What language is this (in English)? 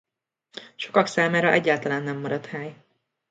Hungarian